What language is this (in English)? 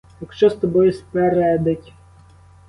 Ukrainian